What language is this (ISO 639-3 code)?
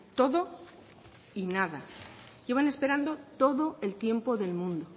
spa